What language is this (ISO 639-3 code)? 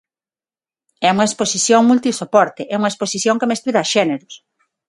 glg